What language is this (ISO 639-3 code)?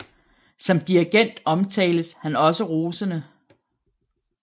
dan